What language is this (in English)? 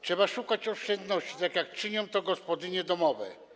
Polish